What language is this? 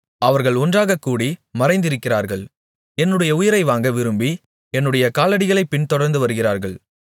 Tamil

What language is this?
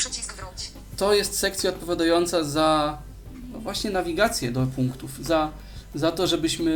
Polish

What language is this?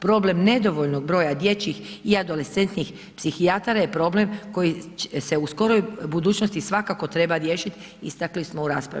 Croatian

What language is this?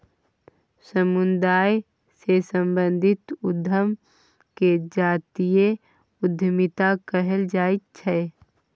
Maithili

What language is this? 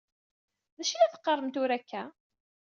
Kabyle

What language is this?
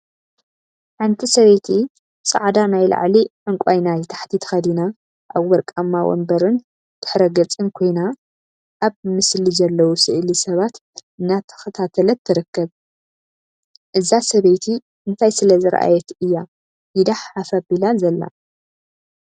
Tigrinya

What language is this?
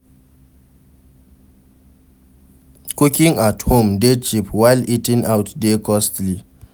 Nigerian Pidgin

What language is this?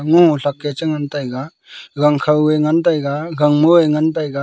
Wancho Naga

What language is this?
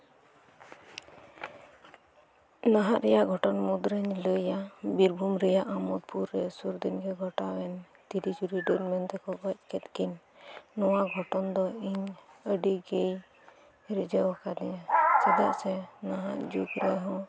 Santali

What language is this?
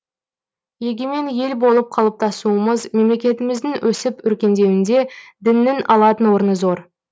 Kazakh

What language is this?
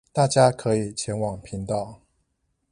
Chinese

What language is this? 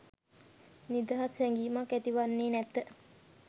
Sinhala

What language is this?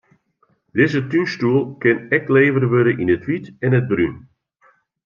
Western Frisian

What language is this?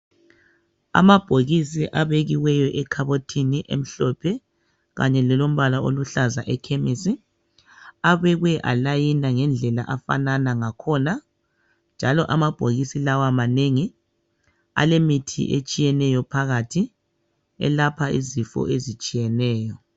North Ndebele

